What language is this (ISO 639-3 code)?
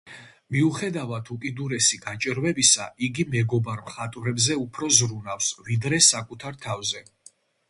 kat